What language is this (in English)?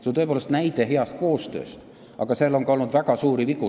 Estonian